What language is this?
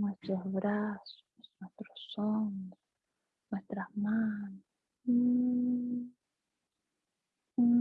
Spanish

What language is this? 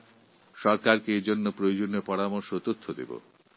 Bangla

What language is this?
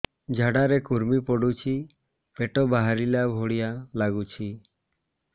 Odia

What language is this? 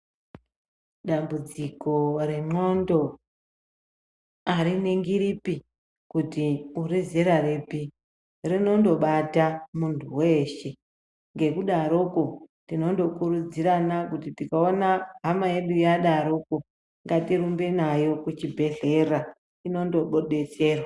Ndau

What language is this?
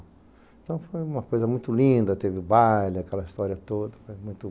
Portuguese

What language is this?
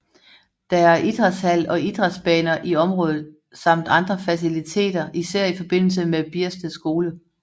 Danish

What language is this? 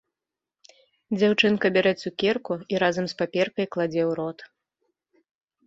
Belarusian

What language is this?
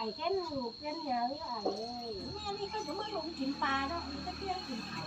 Thai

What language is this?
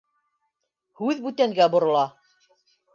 Bashkir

